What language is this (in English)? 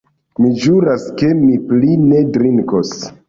Esperanto